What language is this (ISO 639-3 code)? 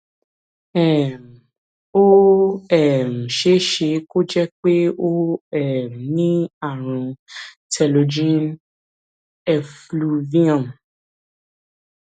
yor